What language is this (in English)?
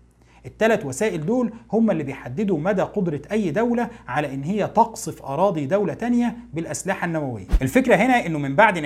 Arabic